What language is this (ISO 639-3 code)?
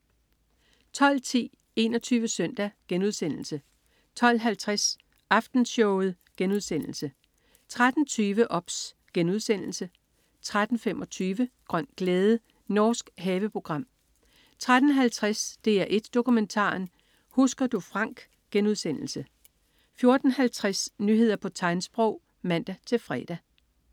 dan